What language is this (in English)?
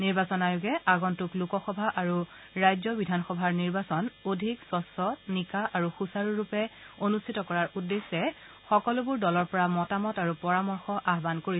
Assamese